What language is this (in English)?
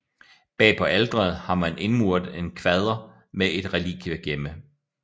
Danish